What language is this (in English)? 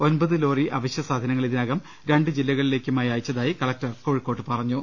Malayalam